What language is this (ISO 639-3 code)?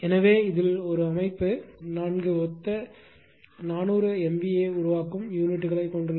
tam